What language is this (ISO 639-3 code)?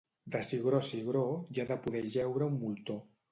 cat